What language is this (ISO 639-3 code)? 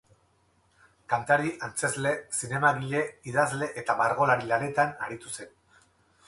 eus